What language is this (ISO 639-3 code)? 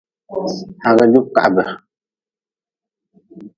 nmz